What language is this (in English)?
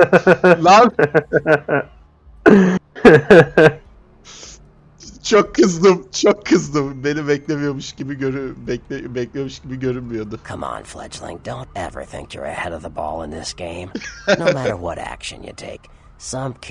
Turkish